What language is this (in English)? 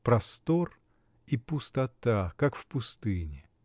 Russian